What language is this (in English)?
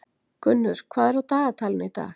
Icelandic